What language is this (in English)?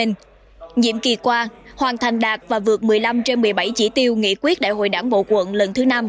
Vietnamese